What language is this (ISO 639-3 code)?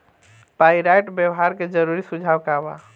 bho